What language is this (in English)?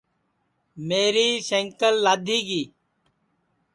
Sansi